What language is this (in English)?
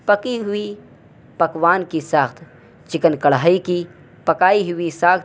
Urdu